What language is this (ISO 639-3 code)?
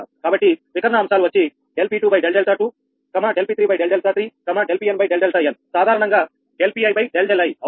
tel